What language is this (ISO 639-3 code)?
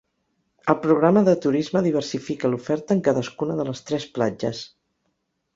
cat